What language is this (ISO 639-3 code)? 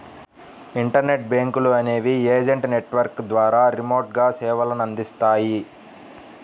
tel